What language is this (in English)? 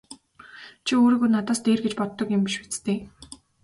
Mongolian